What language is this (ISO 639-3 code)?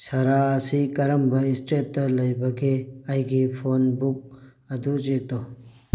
mni